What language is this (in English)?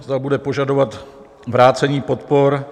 Czech